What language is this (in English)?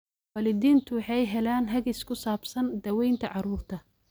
Somali